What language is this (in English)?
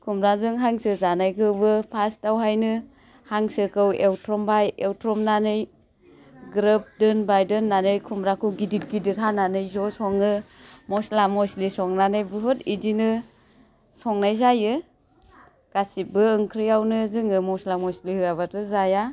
Bodo